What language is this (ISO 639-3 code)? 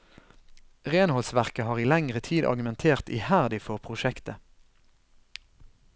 nor